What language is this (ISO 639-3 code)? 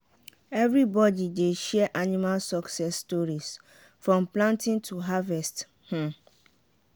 pcm